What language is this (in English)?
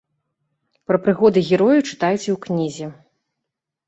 Belarusian